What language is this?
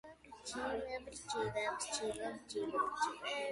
Georgian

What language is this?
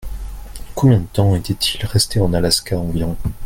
French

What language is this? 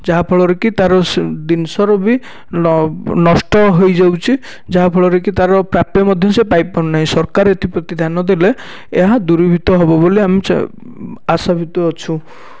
Odia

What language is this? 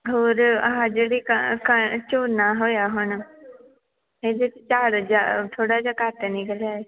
Punjabi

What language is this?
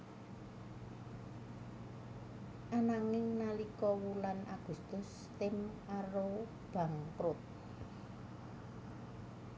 Javanese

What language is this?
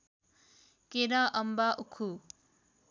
Nepali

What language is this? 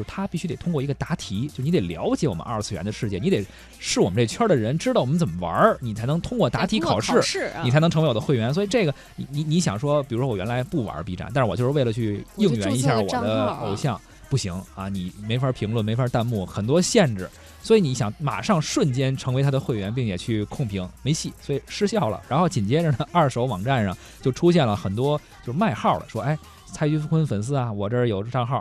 Chinese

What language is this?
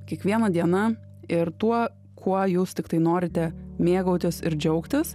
Lithuanian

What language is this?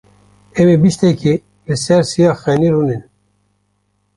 Kurdish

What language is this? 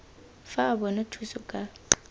Tswana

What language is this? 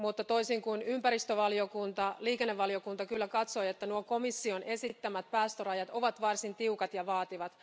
Finnish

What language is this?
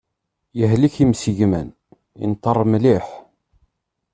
Kabyle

